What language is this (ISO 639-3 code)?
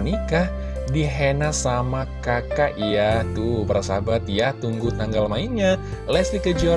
ind